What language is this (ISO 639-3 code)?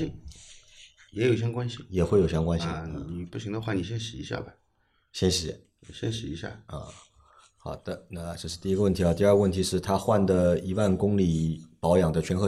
zho